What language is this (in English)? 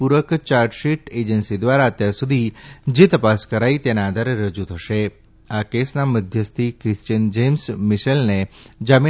Gujarati